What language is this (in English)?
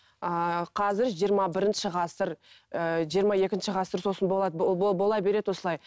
Kazakh